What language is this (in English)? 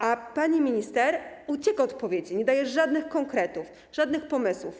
Polish